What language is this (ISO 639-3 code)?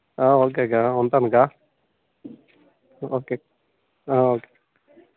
tel